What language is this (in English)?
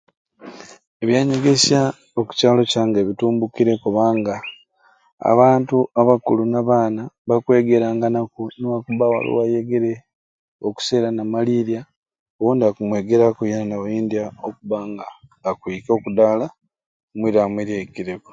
Ruuli